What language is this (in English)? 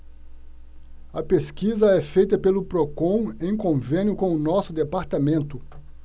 Portuguese